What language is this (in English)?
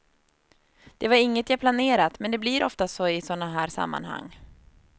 Swedish